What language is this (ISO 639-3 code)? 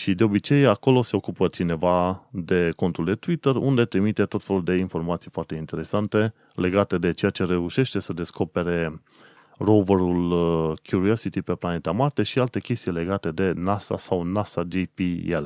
ron